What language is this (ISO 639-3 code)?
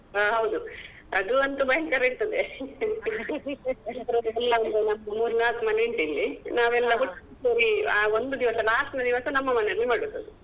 kan